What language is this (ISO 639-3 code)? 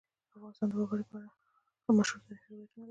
pus